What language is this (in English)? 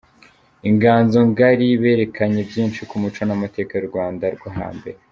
Kinyarwanda